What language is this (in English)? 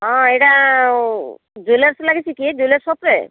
Odia